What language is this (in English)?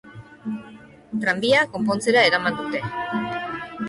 Basque